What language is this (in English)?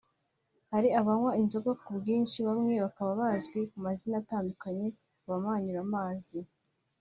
Kinyarwanda